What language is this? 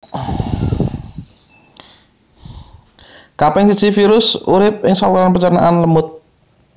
Javanese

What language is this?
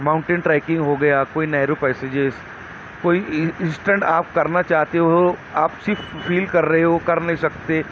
Urdu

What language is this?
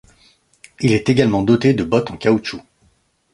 French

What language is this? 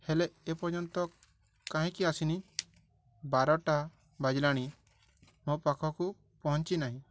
Odia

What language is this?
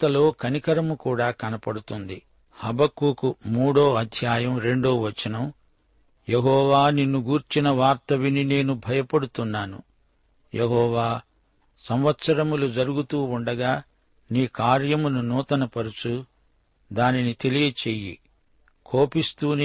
Telugu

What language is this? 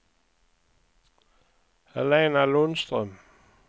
Swedish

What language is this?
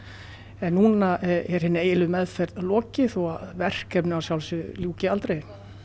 Icelandic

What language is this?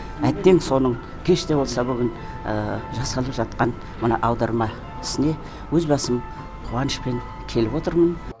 Kazakh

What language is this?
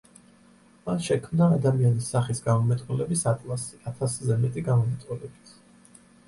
Georgian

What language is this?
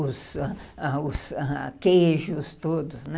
Portuguese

